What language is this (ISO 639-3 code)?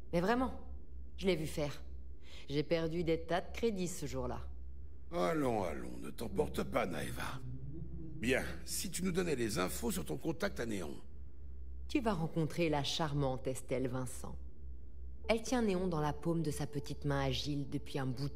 fra